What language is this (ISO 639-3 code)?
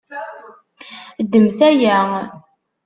kab